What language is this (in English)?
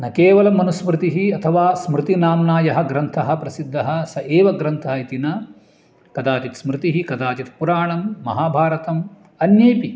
Sanskrit